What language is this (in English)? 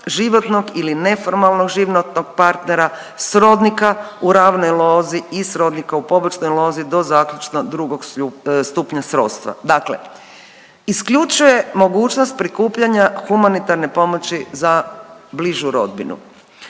Croatian